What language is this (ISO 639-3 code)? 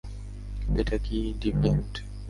ben